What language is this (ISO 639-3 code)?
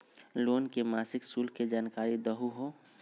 mag